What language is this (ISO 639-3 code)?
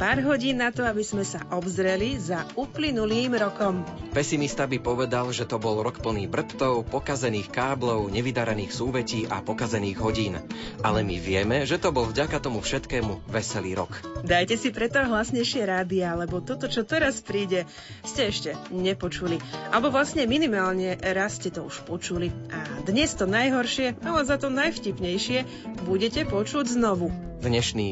slk